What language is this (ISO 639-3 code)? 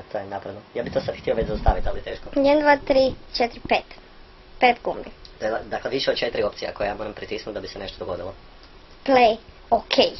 hrv